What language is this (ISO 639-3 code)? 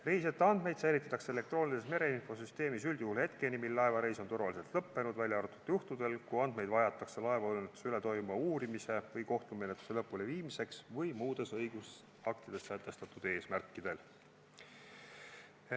est